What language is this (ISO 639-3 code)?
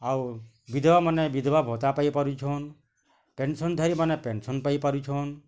ori